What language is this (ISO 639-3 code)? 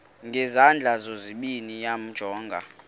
xho